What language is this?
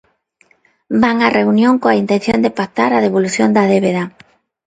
Galician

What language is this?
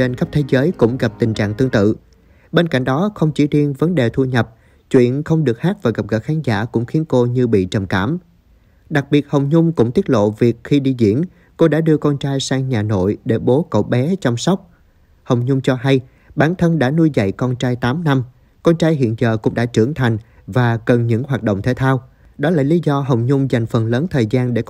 Vietnamese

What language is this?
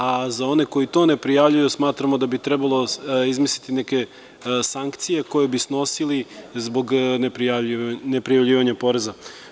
Serbian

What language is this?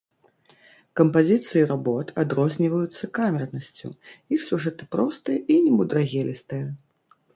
Belarusian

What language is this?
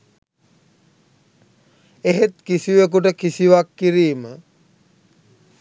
Sinhala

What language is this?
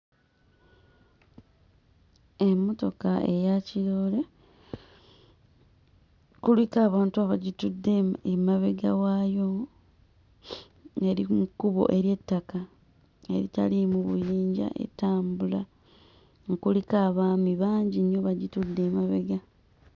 Ganda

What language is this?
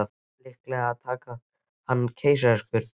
Icelandic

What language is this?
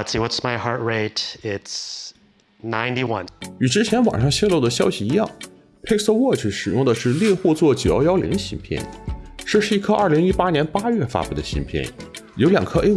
Chinese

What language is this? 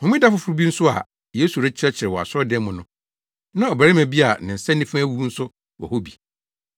Akan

